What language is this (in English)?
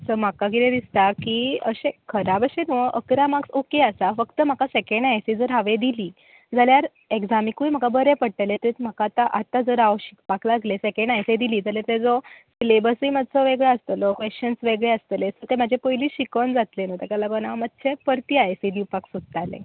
Konkani